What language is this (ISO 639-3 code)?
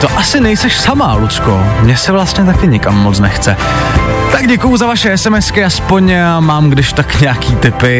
ces